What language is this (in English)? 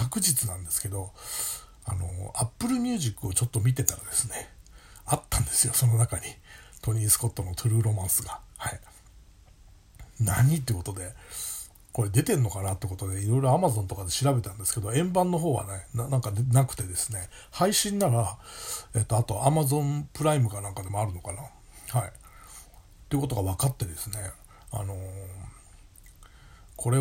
Japanese